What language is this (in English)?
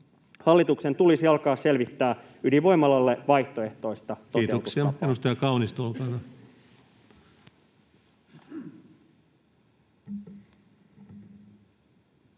Finnish